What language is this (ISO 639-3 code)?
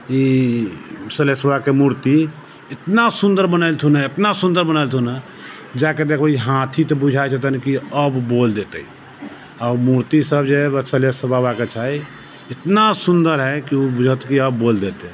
mai